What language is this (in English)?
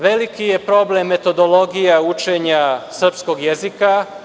Serbian